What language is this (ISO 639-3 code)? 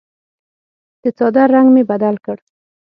pus